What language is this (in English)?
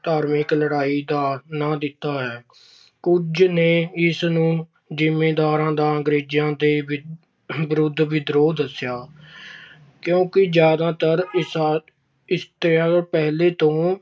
Punjabi